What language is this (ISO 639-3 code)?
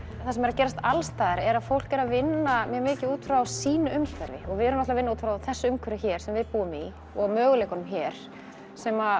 isl